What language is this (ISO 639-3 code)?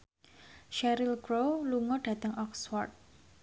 jav